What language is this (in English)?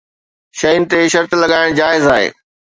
Sindhi